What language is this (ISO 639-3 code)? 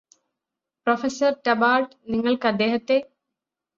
mal